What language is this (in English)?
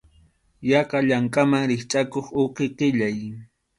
Arequipa-La Unión Quechua